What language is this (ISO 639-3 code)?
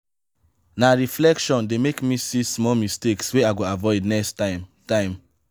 pcm